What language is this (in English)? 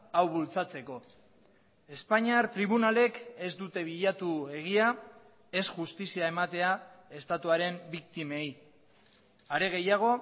Basque